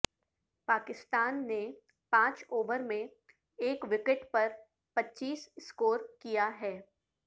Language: Urdu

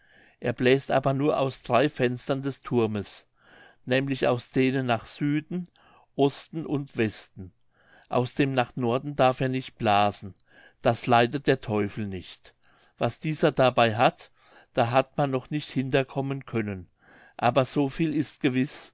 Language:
German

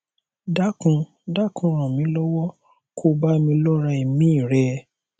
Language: Yoruba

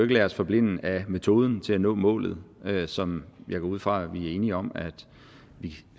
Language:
Danish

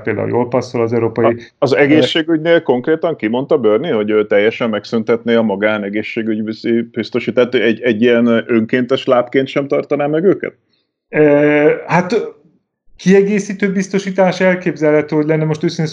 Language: Hungarian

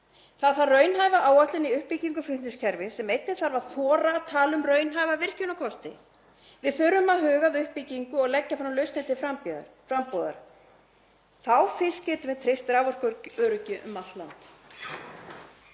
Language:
Icelandic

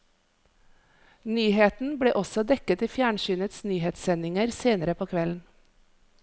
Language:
Norwegian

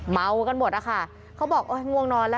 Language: Thai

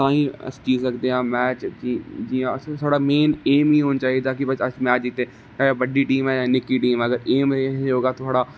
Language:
Dogri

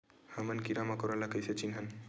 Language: Chhattisgarhi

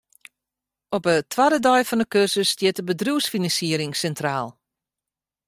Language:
Western Frisian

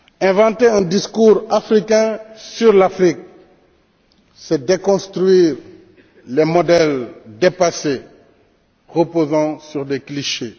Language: French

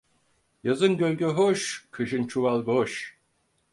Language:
Turkish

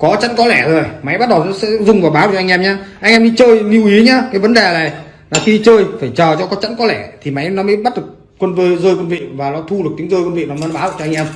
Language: Vietnamese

